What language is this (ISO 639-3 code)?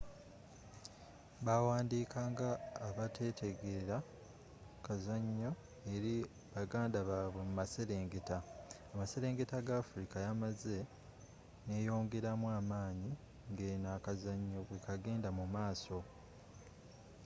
lug